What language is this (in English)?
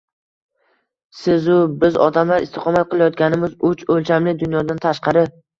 Uzbek